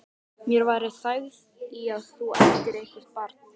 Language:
Icelandic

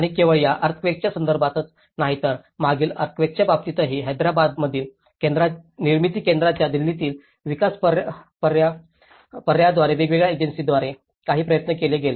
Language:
Marathi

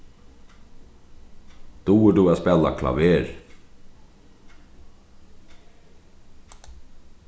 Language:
Faroese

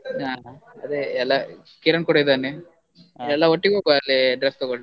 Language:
Kannada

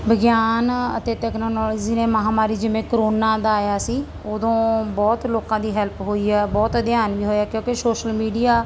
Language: Punjabi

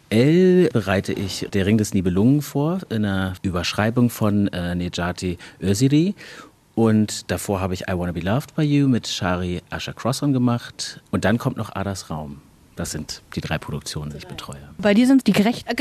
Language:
German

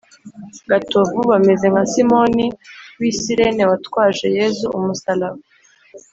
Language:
Kinyarwanda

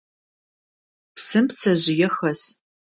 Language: Adyghe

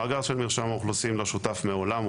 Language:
Hebrew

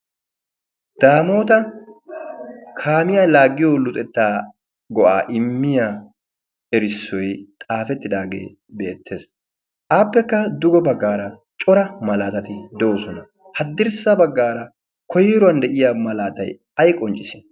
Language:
Wolaytta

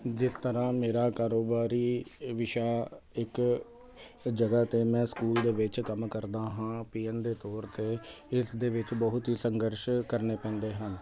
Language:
Punjabi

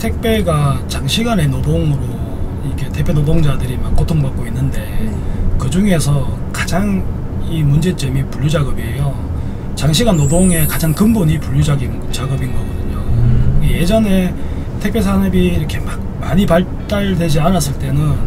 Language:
Korean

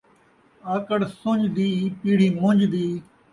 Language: Saraiki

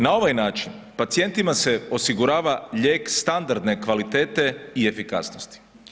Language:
Croatian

